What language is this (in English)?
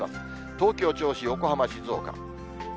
Japanese